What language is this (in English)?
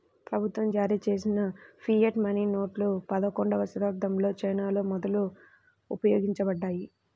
Telugu